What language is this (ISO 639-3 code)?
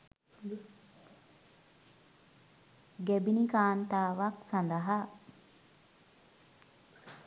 sin